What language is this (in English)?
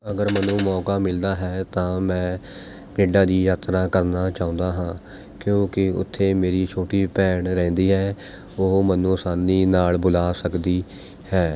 Punjabi